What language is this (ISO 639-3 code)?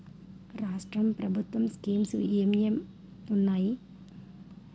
tel